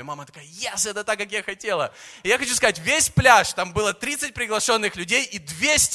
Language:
Russian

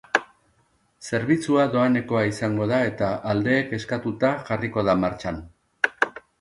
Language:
Basque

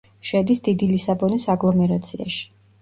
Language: Georgian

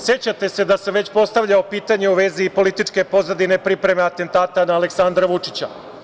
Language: Serbian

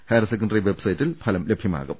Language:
Malayalam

